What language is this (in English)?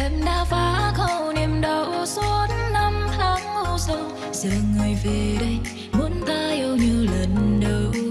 Vietnamese